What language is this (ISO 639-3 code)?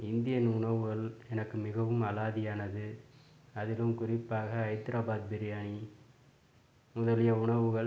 tam